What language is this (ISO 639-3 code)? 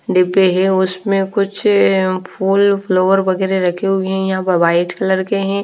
hin